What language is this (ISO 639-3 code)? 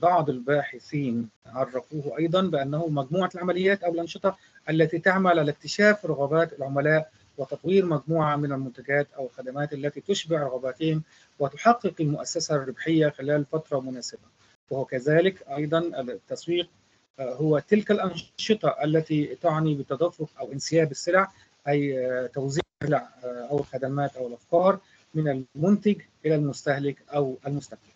ara